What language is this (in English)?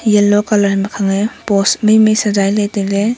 Wancho Naga